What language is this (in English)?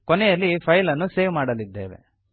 Kannada